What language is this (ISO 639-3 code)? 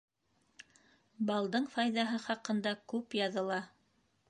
bak